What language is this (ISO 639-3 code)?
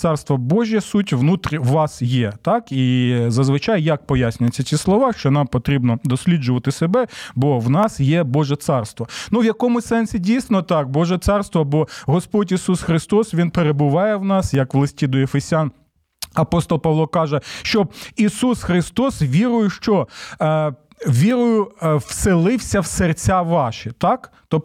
ukr